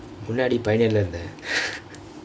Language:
English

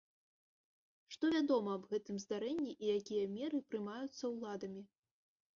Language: Belarusian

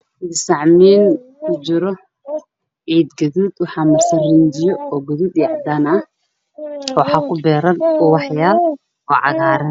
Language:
Somali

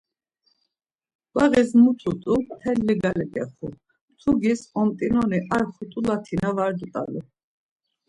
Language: Laz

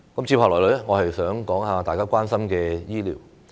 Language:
Cantonese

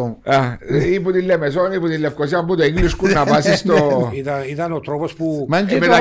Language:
Greek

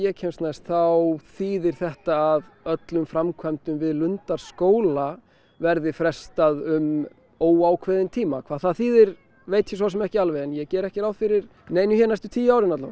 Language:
Icelandic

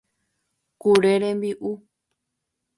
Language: Guarani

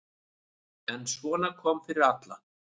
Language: Icelandic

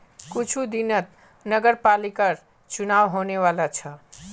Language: Magahi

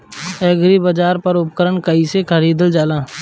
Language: Bhojpuri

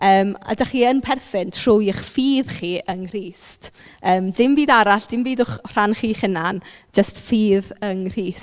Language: Welsh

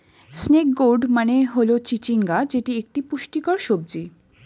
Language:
Bangla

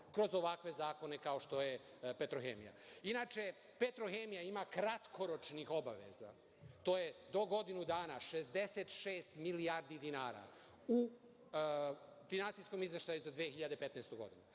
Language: Serbian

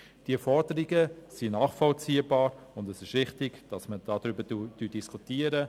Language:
Swiss German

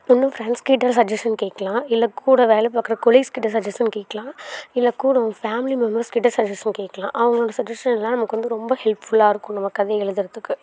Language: Tamil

